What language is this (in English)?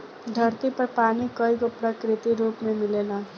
Bhojpuri